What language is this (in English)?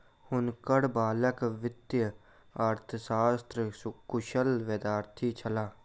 Maithili